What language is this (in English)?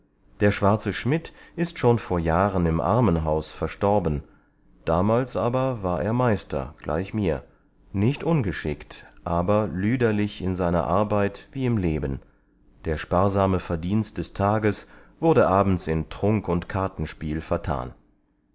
German